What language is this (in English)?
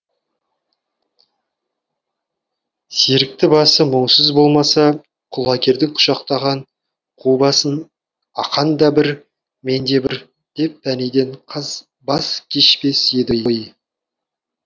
Kazakh